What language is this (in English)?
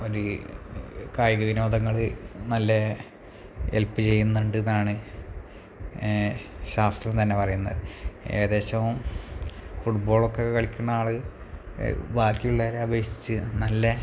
Malayalam